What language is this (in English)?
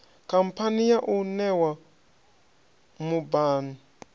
Venda